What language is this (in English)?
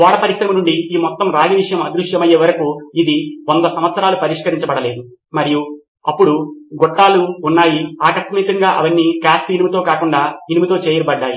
Telugu